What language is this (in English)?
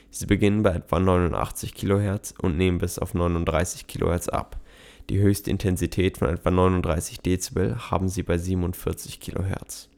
German